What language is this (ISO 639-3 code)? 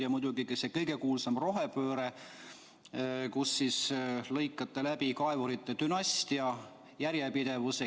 est